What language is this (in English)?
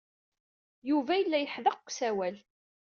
Kabyle